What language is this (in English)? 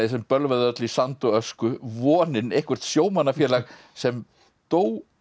Icelandic